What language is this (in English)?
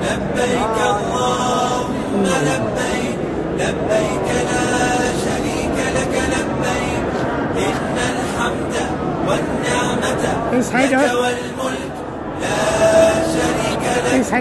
Arabic